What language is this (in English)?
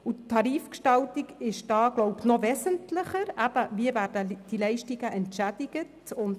Swiss German